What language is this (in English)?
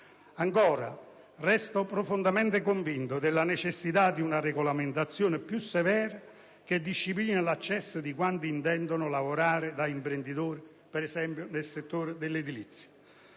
Italian